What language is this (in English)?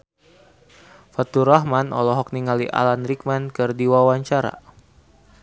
Sundanese